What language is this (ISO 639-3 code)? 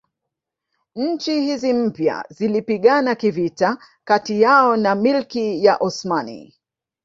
swa